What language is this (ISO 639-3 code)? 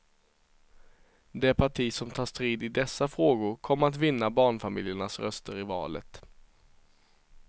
swe